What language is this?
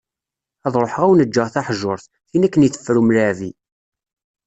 Kabyle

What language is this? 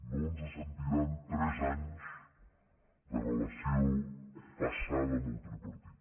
Catalan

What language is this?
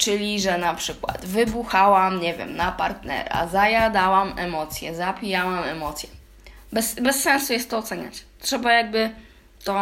Polish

